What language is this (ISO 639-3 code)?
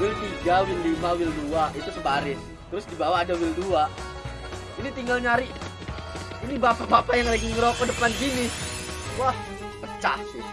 ind